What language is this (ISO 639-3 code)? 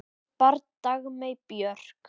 isl